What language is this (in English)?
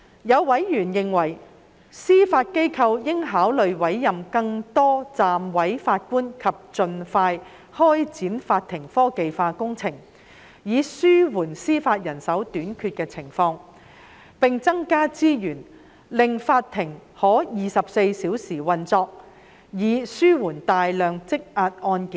Cantonese